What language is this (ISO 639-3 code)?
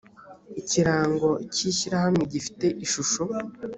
kin